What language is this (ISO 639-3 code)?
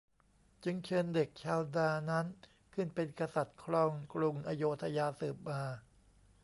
tha